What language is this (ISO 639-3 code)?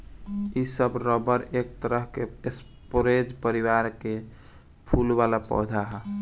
bho